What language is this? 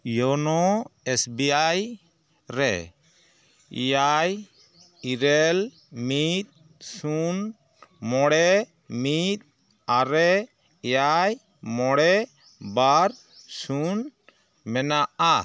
Santali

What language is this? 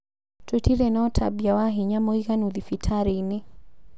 Kikuyu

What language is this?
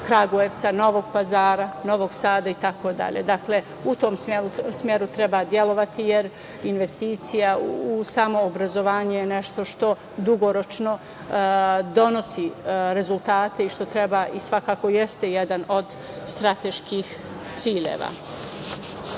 Serbian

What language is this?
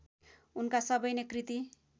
Nepali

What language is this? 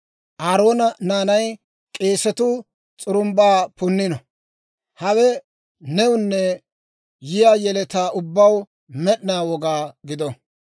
Dawro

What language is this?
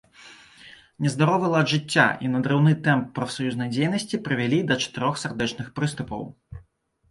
Belarusian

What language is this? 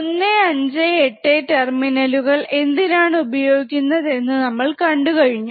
Malayalam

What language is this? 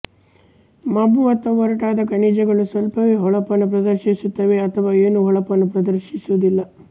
Kannada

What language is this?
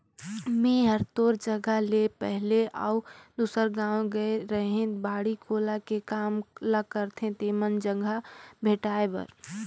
Chhattisgarhi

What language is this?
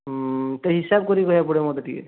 Odia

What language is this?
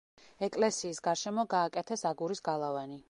Georgian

